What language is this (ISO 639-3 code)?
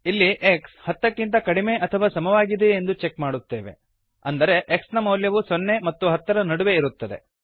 kan